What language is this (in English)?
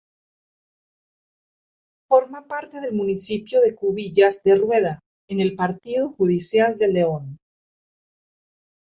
Spanish